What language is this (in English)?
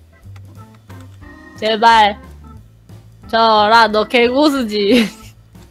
Korean